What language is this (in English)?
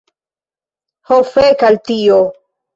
Esperanto